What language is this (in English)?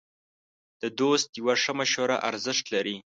Pashto